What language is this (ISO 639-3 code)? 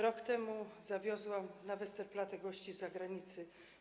pol